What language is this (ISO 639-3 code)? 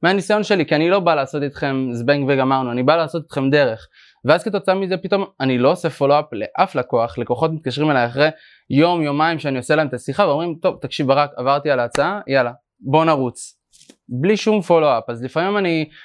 heb